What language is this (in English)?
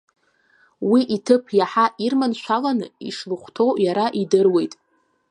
Abkhazian